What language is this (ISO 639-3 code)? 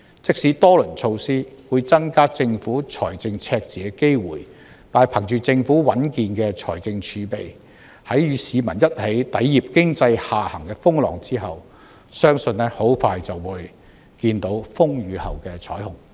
yue